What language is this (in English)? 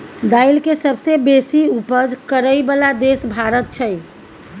Maithili